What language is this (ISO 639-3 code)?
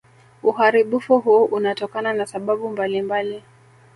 swa